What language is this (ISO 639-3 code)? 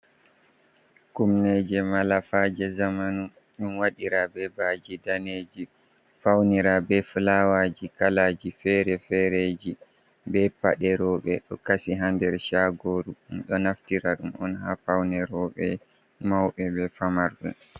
ful